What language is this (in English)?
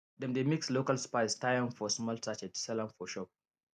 Nigerian Pidgin